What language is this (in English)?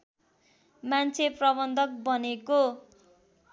Nepali